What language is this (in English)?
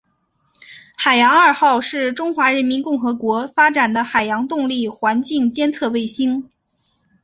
Chinese